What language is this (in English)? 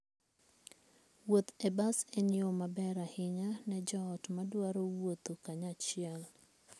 Luo (Kenya and Tanzania)